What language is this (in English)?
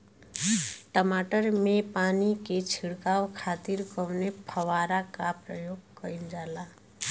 Bhojpuri